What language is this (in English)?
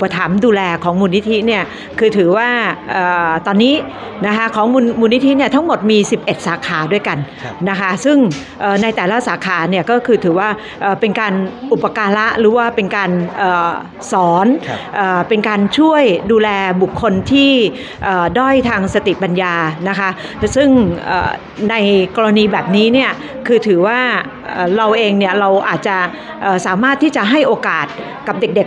Thai